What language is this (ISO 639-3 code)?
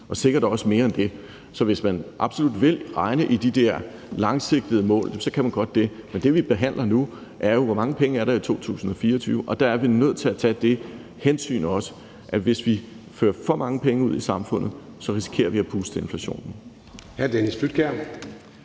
dan